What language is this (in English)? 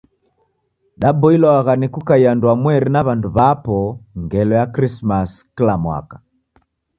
Taita